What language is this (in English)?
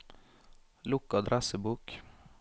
Norwegian